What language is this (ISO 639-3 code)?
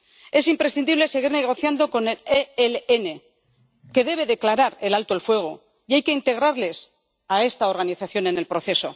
spa